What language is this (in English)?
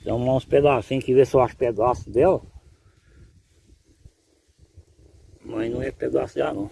Portuguese